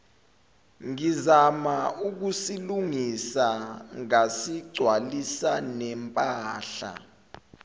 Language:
Zulu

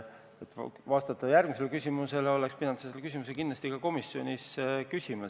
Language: Estonian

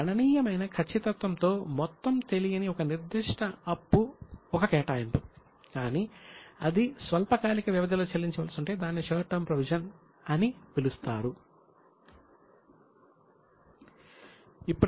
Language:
Telugu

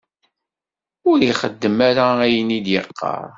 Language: Kabyle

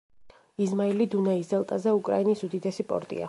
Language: Georgian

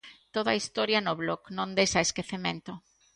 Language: Galician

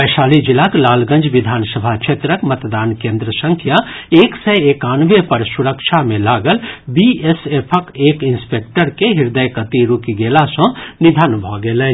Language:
Maithili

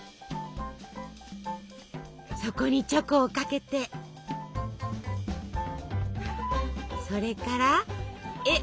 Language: Japanese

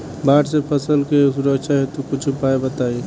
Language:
Bhojpuri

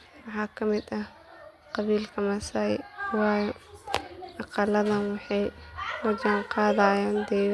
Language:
Somali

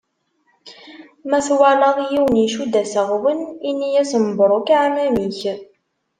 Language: Kabyle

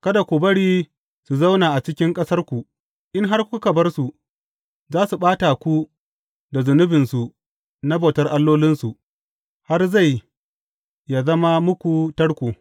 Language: Hausa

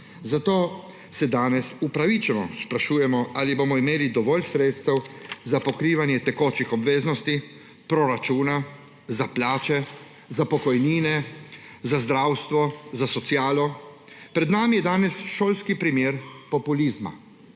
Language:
Slovenian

